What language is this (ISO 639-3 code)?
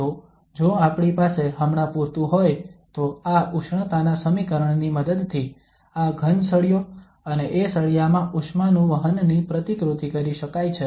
guj